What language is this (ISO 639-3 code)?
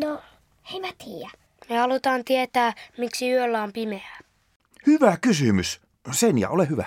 fin